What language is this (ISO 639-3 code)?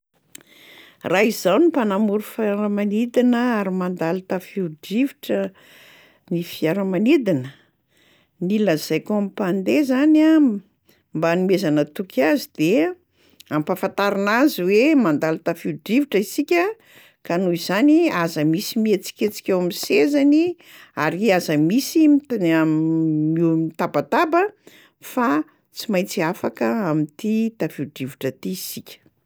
mlg